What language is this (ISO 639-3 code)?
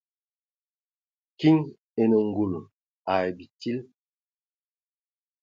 ewo